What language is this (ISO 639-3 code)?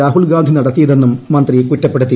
mal